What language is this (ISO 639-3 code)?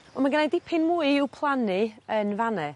cym